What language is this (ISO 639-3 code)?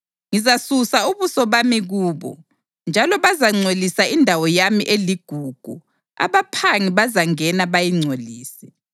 nde